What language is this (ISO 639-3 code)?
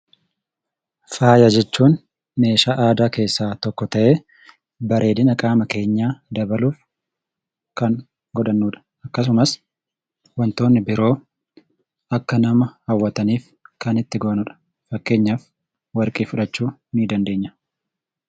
orm